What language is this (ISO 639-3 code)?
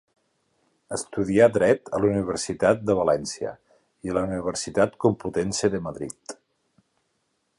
cat